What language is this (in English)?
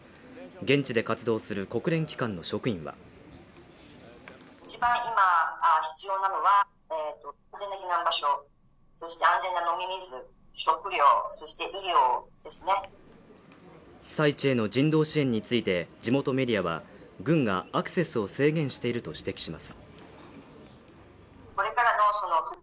Japanese